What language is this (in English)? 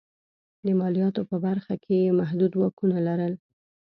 Pashto